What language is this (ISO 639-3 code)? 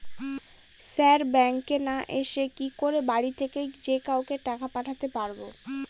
ben